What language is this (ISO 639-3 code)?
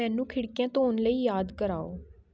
pan